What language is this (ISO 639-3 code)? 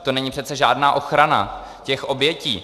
ces